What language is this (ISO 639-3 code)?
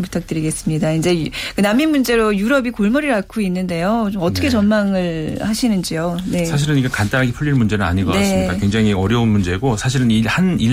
kor